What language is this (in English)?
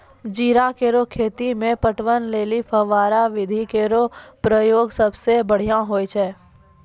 Maithili